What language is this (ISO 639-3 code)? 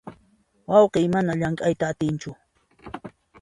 qxp